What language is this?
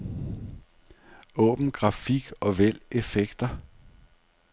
Danish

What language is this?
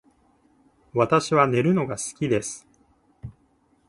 Japanese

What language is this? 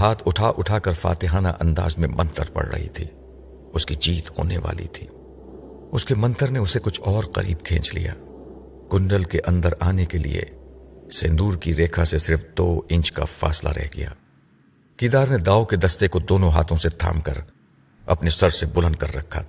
Urdu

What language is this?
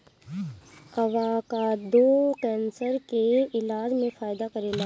Bhojpuri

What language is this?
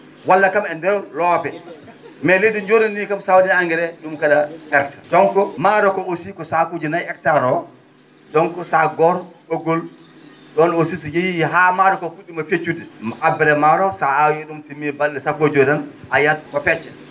Fula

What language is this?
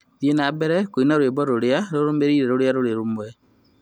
Kikuyu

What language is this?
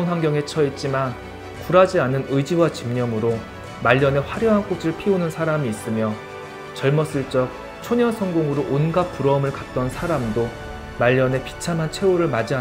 Korean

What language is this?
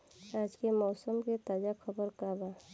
Bhojpuri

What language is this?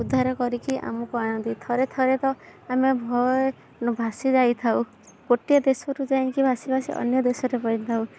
Odia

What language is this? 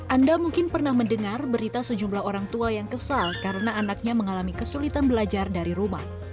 Indonesian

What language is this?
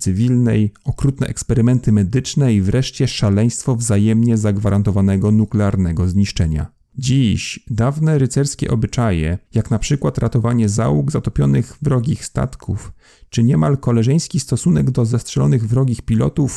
Polish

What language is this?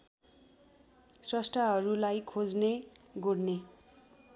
Nepali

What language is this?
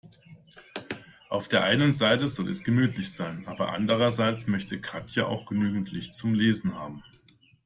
German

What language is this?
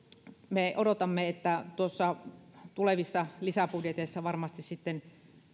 Finnish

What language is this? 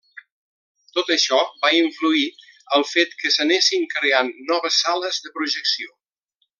Catalan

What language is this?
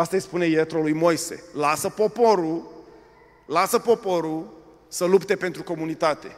Romanian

